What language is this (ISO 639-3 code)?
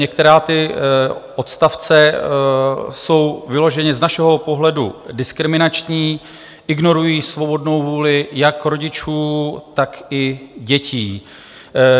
ces